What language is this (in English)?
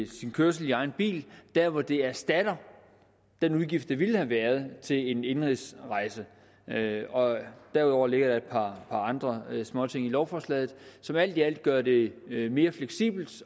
Danish